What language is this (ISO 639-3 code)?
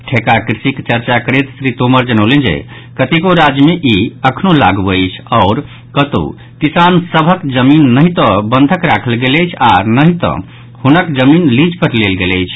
mai